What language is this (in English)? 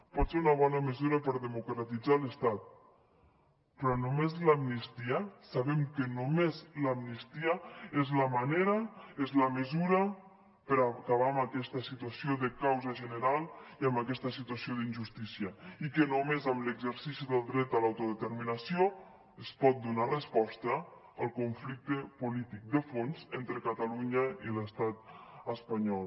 Catalan